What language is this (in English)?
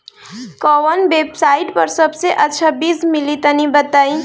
Bhojpuri